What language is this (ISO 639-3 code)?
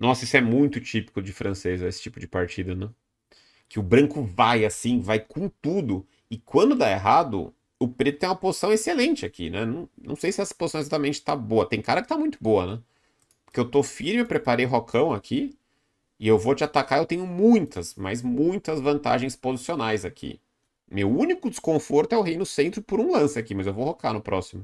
por